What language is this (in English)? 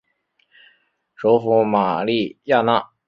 Chinese